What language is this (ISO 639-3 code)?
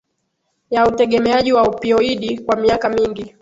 swa